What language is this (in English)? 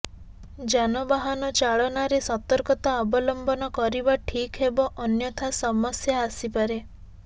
Odia